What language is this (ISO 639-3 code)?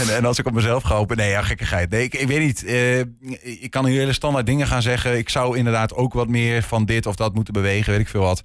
nld